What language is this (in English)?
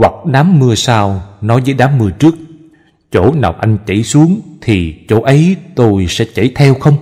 Vietnamese